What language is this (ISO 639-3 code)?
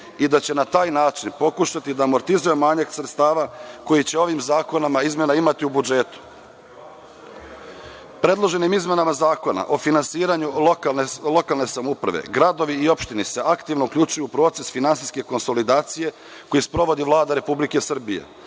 srp